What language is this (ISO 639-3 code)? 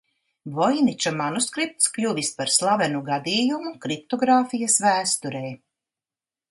lav